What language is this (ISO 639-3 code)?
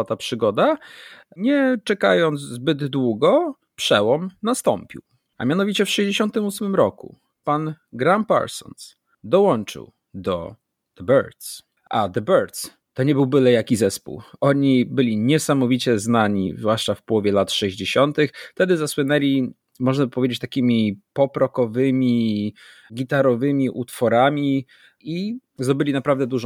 pol